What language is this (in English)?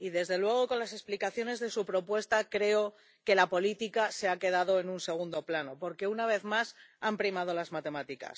Spanish